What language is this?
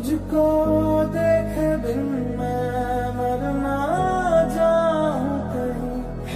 Arabic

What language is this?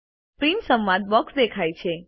Gujarati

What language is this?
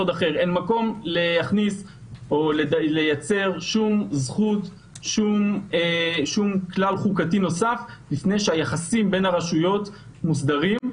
Hebrew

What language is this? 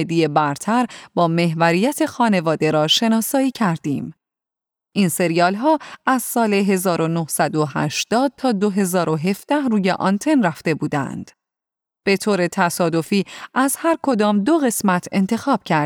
Persian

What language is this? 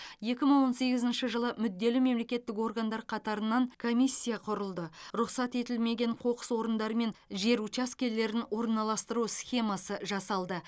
Kazakh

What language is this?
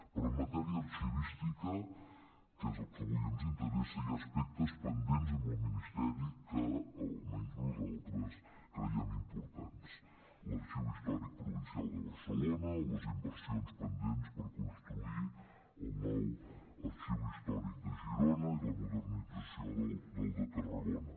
Catalan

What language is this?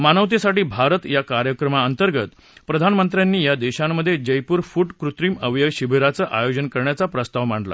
Marathi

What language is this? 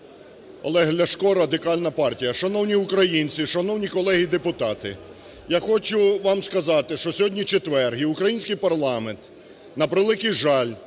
Ukrainian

